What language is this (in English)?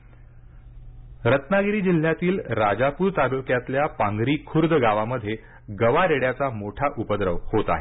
Marathi